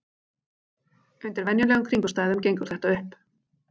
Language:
Icelandic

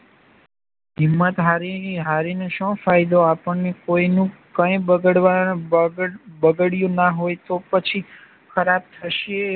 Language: Gujarati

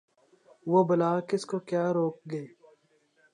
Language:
Urdu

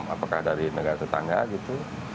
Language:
Indonesian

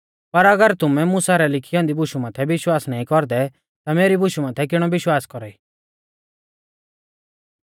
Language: Mahasu Pahari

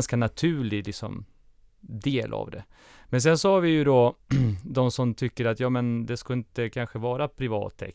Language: Swedish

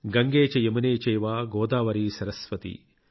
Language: Telugu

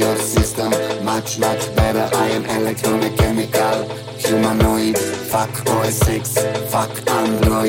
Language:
Hungarian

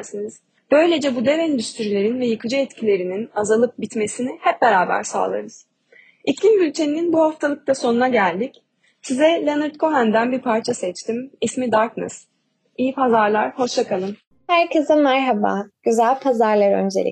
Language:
Turkish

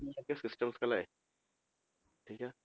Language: Punjabi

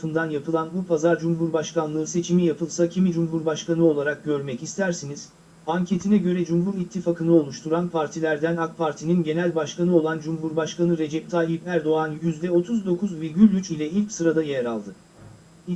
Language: Turkish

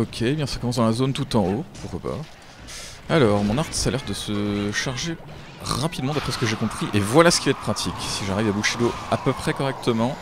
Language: French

